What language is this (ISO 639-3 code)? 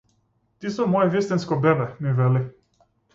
mkd